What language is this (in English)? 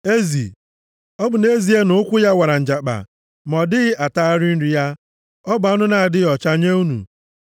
Igbo